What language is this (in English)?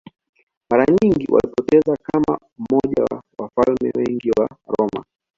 Swahili